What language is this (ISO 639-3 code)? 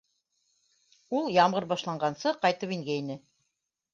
bak